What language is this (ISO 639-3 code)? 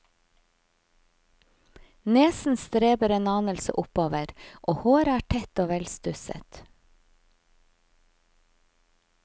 nor